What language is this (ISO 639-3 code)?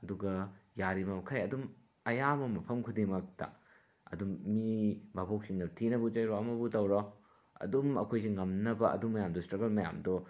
mni